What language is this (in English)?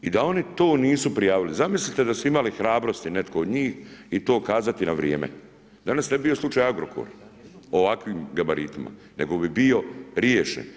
Croatian